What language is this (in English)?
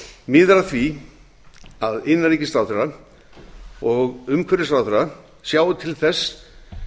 Icelandic